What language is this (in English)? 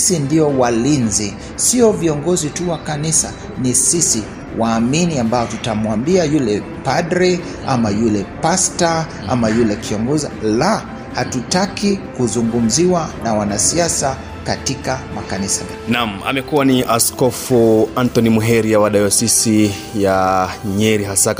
Swahili